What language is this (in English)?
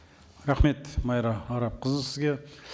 Kazakh